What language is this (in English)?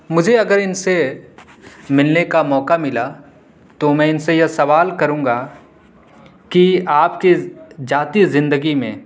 Urdu